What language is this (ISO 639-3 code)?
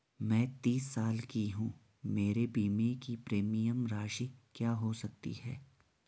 hin